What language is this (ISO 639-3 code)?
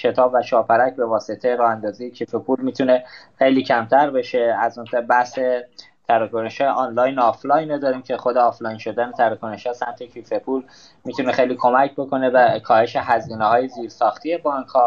fas